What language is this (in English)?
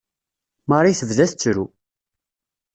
Kabyle